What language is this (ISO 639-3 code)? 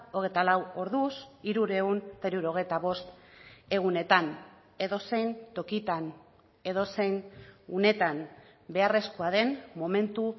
eus